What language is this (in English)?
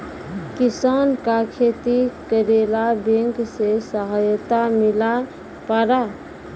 Maithili